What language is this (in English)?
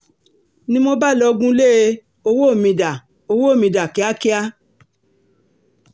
Yoruba